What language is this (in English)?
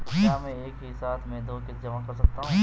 Hindi